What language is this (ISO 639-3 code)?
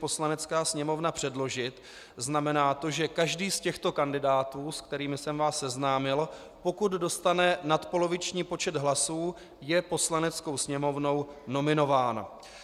ces